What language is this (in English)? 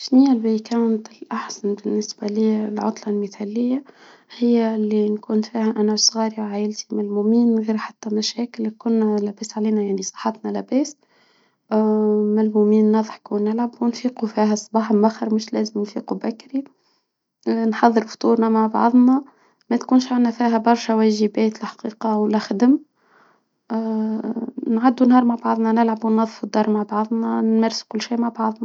Tunisian Arabic